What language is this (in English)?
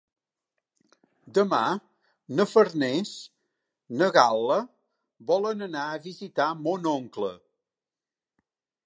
Catalan